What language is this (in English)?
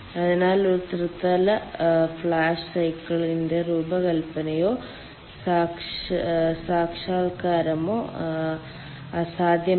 Malayalam